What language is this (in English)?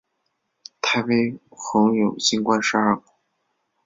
Chinese